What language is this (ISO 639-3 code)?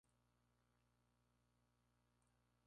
spa